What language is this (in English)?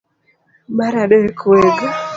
Luo (Kenya and Tanzania)